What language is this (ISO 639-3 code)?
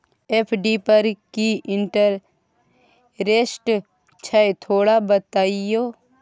mai